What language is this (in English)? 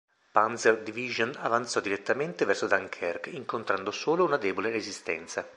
Italian